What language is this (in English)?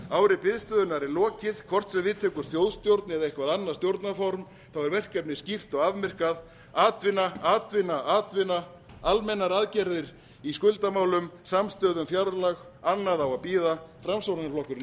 Icelandic